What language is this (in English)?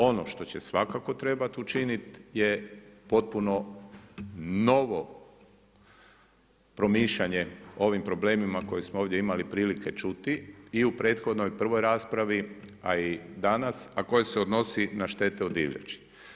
Croatian